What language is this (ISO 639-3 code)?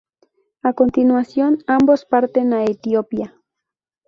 spa